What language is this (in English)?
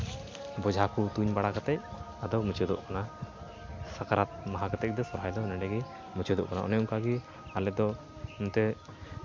Santali